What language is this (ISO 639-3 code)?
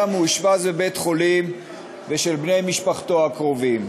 heb